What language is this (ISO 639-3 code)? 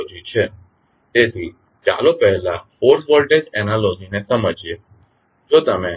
guj